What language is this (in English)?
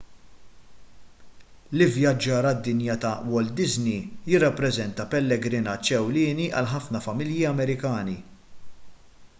Maltese